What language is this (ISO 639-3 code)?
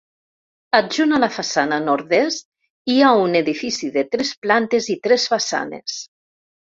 cat